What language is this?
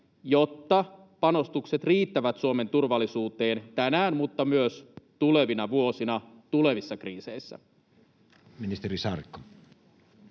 Finnish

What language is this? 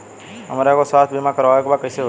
Bhojpuri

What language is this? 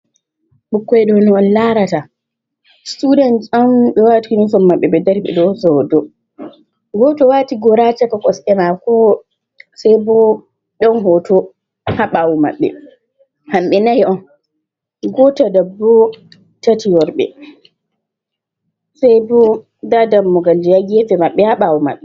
Fula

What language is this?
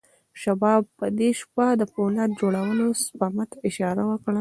Pashto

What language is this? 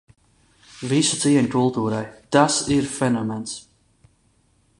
Latvian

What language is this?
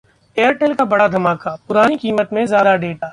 Hindi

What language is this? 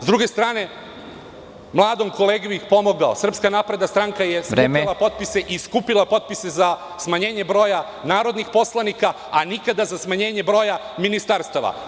Serbian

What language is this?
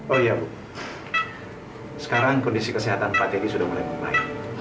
Indonesian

